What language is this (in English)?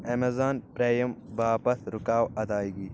Kashmiri